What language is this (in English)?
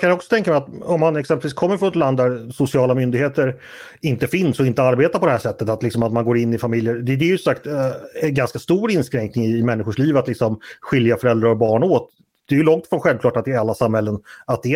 Swedish